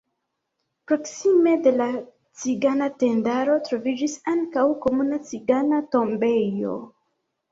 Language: Esperanto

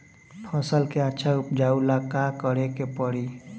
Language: Bhojpuri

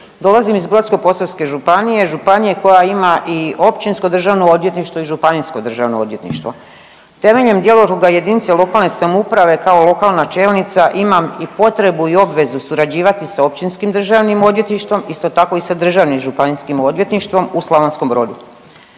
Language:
Croatian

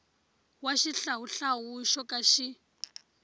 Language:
Tsonga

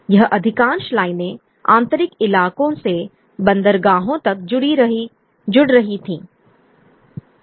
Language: Hindi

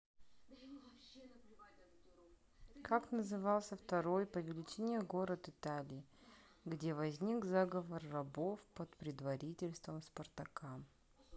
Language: Russian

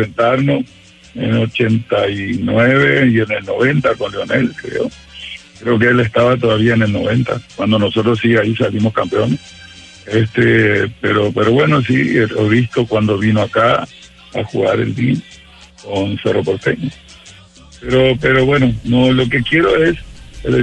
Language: Spanish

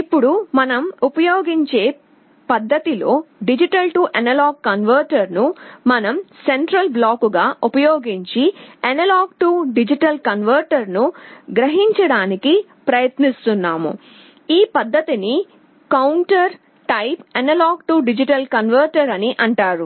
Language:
Telugu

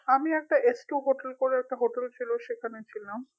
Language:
Bangla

